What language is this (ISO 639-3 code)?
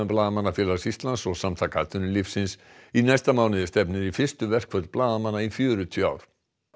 isl